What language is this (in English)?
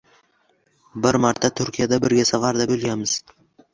Uzbek